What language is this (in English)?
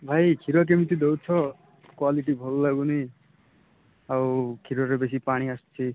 Odia